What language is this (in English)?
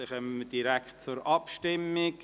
Swiss German